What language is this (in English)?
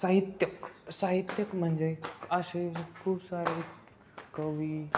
Marathi